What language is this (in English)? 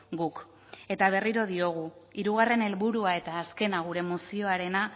Basque